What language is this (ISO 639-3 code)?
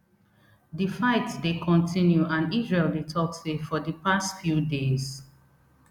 pcm